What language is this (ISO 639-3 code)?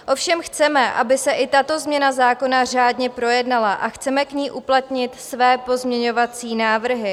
ces